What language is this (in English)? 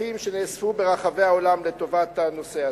Hebrew